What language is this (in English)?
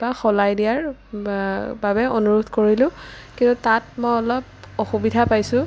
Assamese